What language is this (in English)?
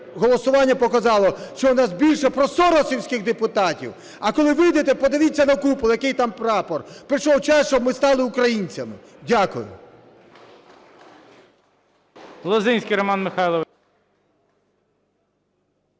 Ukrainian